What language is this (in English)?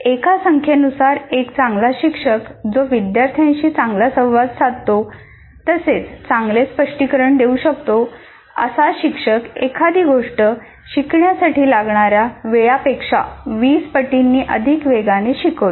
Marathi